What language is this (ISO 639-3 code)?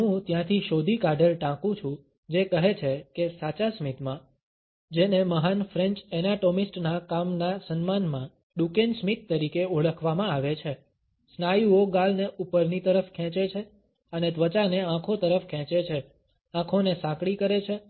guj